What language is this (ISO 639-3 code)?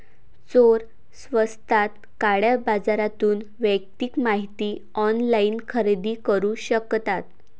mar